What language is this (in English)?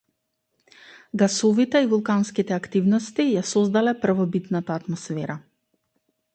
Macedonian